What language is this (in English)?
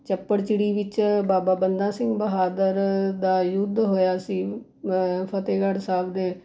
Punjabi